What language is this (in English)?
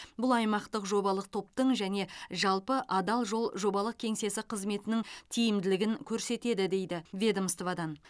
Kazakh